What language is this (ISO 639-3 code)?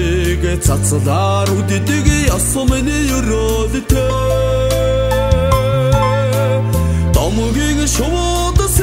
kor